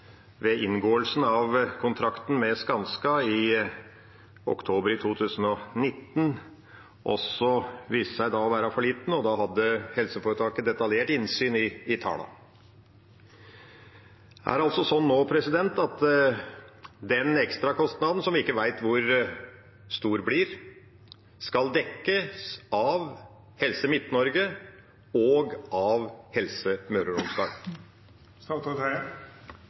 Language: Norwegian Bokmål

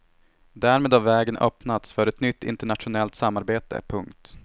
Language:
Swedish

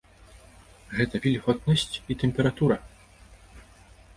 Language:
Belarusian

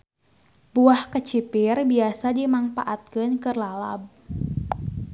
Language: Sundanese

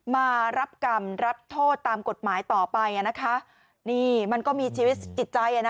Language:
Thai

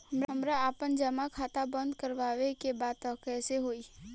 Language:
Bhojpuri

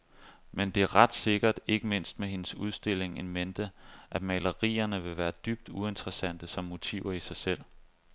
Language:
Danish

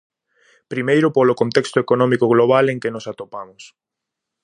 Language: Galician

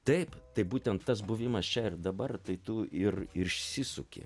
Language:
Lithuanian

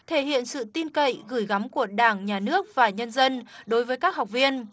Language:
Vietnamese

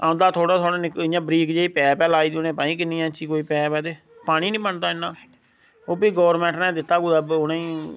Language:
Dogri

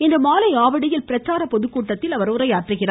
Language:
Tamil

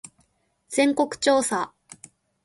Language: Japanese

